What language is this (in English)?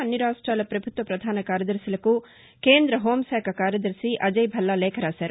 Telugu